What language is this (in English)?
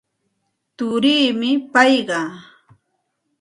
Santa Ana de Tusi Pasco Quechua